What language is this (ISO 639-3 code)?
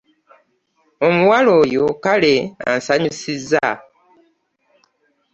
lug